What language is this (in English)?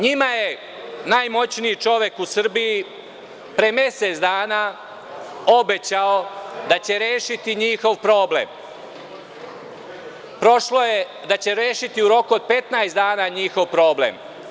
Serbian